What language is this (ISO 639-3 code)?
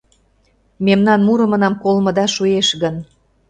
chm